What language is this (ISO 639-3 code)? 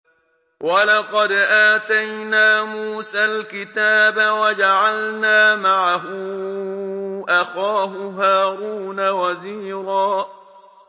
ara